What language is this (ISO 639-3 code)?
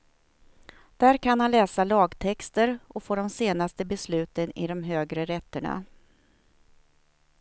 swe